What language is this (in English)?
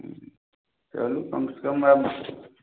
Maithili